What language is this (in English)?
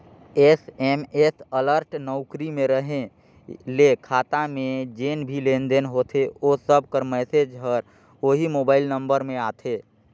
Chhattisgarhi